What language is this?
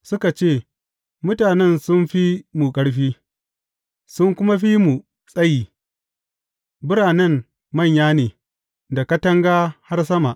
Hausa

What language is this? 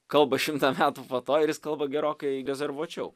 Lithuanian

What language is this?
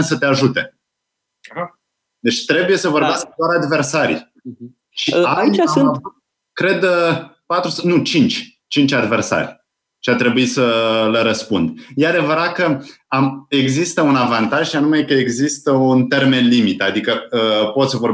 Romanian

